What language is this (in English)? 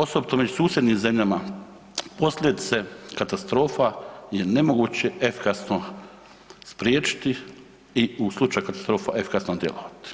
Croatian